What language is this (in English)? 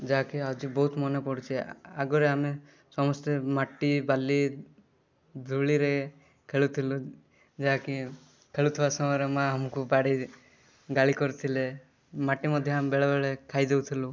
Odia